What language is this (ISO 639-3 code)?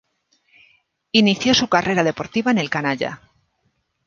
spa